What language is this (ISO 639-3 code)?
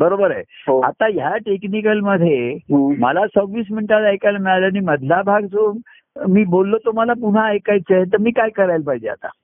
mar